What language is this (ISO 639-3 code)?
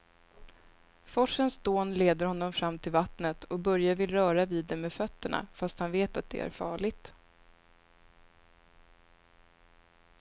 swe